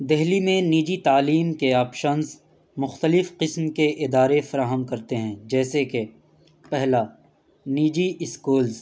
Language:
Urdu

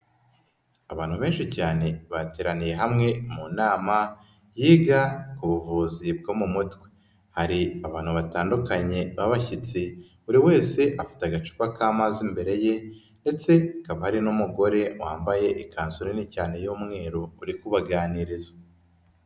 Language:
Kinyarwanda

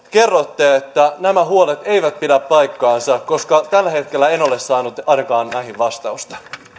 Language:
Finnish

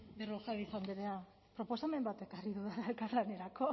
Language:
Basque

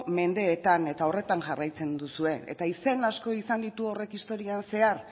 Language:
Basque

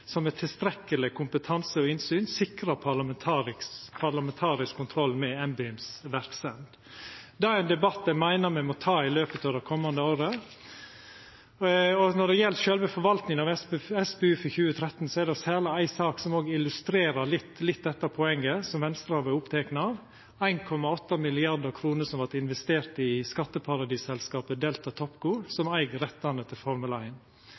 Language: Norwegian Nynorsk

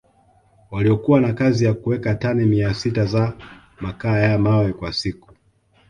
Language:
Swahili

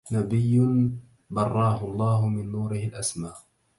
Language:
Arabic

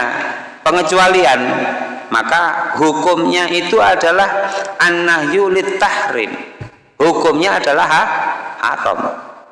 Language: Indonesian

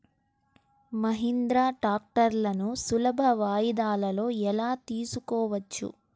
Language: Telugu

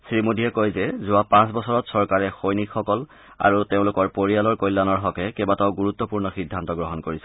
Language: Assamese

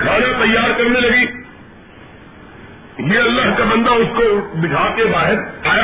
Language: Urdu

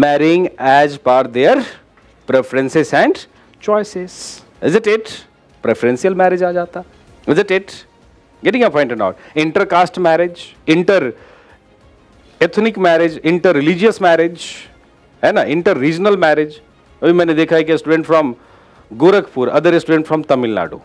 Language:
English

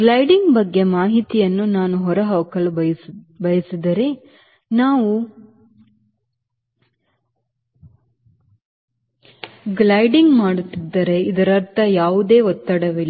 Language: Kannada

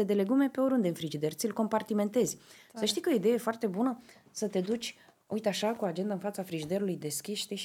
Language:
Romanian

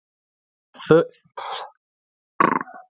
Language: Icelandic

